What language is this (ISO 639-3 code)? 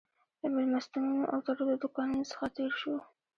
pus